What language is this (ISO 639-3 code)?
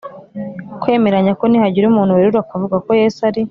kin